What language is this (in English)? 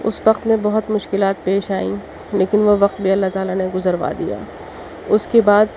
Urdu